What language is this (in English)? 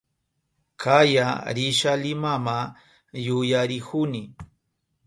Southern Pastaza Quechua